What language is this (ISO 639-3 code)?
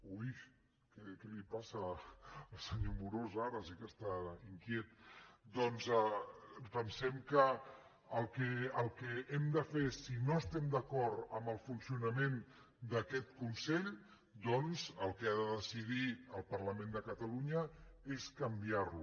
cat